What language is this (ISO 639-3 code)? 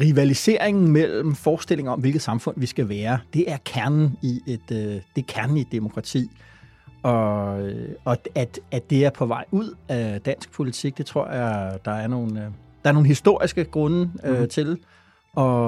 dan